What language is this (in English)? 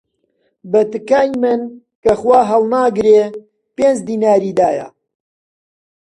Central Kurdish